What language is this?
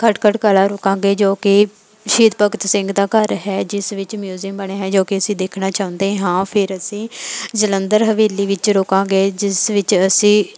Punjabi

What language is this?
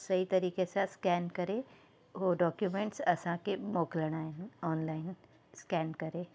Sindhi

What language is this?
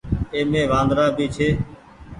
Goaria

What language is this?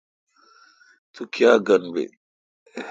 Kalkoti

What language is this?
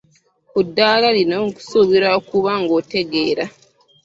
Ganda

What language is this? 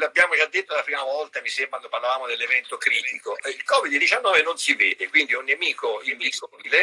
Italian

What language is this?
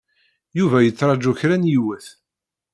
Kabyle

